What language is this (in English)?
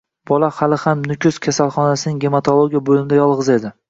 Uzbek